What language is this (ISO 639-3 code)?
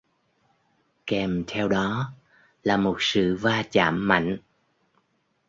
vie